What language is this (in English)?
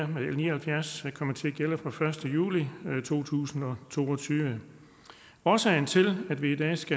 Danish